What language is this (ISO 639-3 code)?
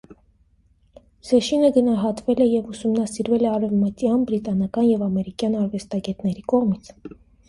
hye